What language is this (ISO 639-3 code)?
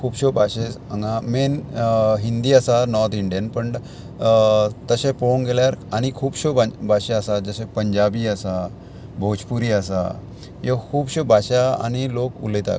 kok